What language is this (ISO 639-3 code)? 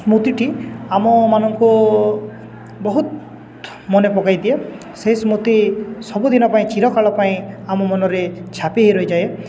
ori